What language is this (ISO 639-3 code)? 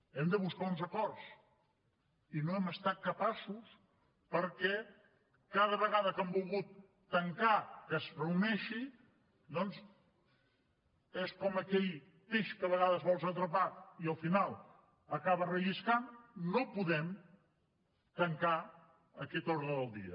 cat